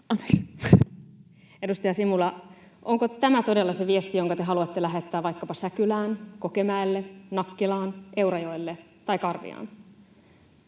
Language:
Finnish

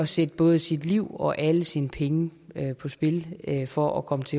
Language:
Danish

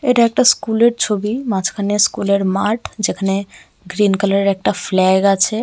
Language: Bangla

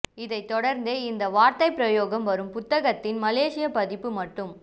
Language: Tamil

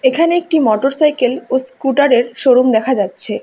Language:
Bangla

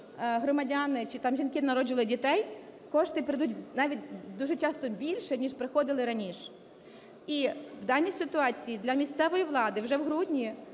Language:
Ukrainian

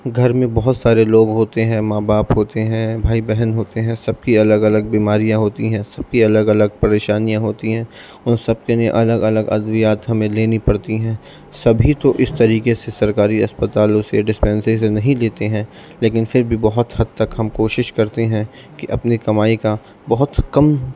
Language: Urdu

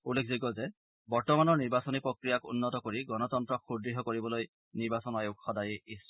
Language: Assamese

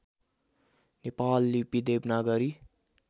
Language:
Nepali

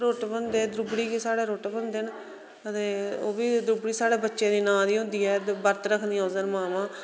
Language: Dogri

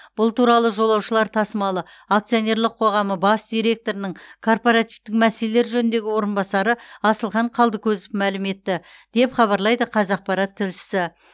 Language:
Kazakh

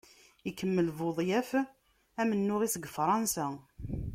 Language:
Kabyle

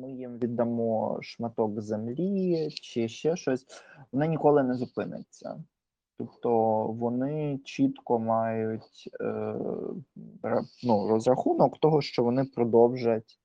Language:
Ukrainian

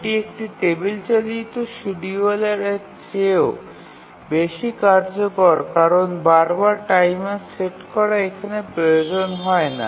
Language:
Bangla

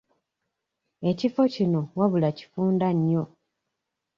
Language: Ganda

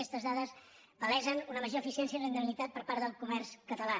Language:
Catalan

